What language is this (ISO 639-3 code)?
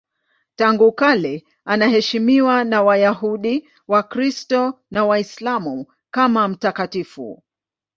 swa